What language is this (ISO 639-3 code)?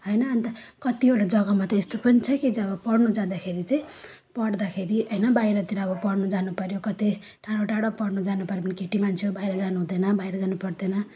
nep